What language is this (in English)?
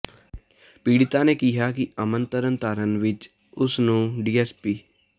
Punjabi